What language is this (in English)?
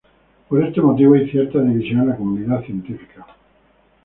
Spanish